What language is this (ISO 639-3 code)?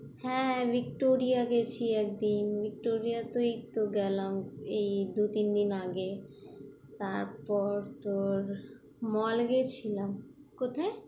ben